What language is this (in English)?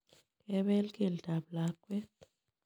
Kalenjin